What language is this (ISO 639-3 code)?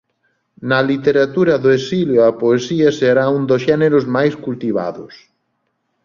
glg